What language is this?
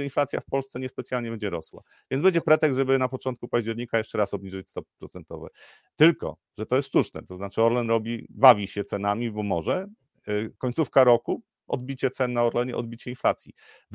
Polish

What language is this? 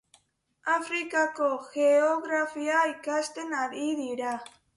Basque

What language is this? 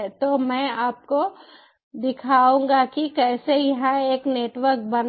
Hindi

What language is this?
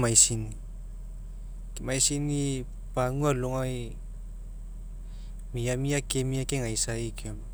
Mekeo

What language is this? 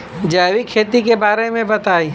Bhojpuri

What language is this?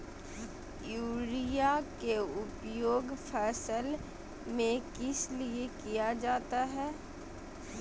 Magahi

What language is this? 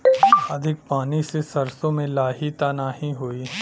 Bhojpuri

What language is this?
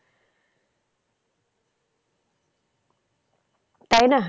Bangla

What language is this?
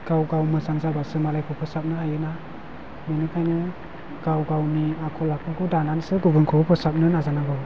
Bodo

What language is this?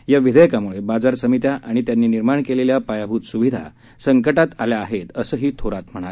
Marathi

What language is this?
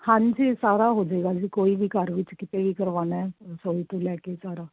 Punjabi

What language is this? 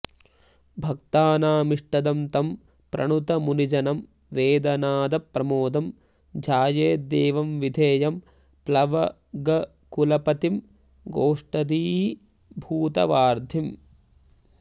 Sanskrit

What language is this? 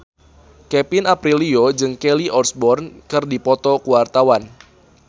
Sundanese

